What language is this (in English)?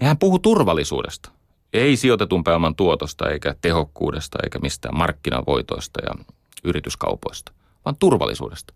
Finnish